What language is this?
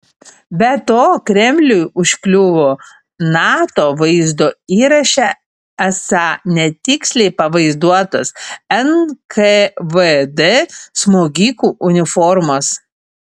Lithuanian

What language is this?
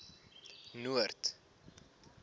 Afrikaans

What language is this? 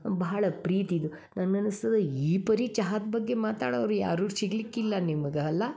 Kannada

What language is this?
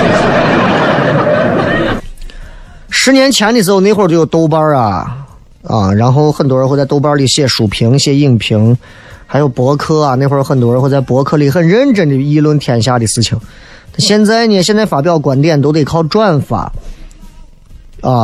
Chinese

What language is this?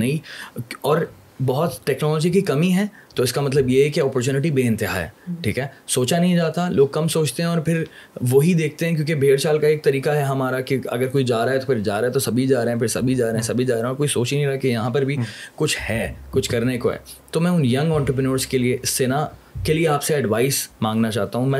Urdu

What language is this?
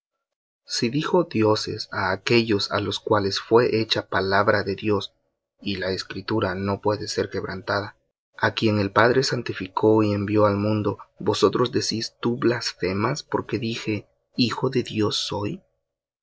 Spanish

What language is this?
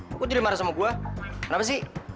Indonesian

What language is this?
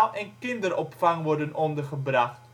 Dutch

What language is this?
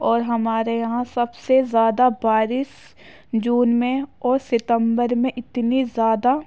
Urdu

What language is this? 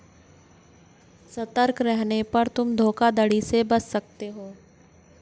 Hindi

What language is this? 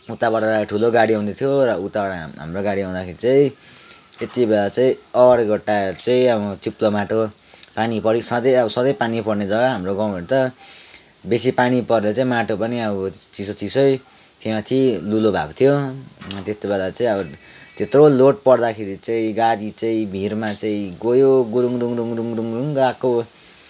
Nepali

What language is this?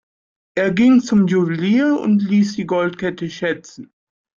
German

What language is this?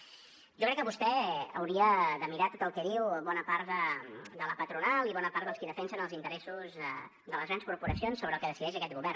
Catalan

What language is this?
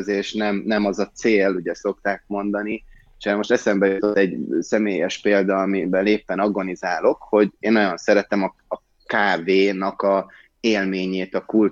Hungarian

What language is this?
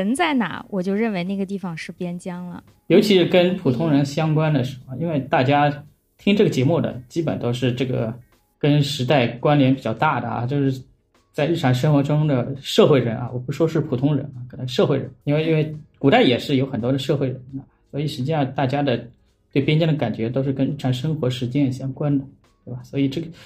Chinese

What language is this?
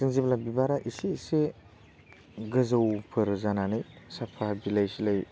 Bodo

